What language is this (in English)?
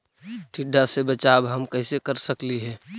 Magahi